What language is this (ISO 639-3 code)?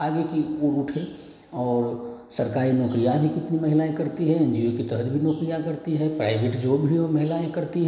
hin